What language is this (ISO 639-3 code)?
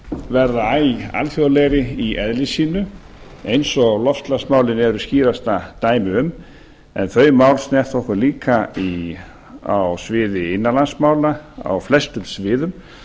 isl